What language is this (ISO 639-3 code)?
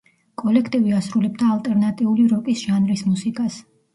kat